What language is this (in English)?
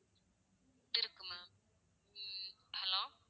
Tamil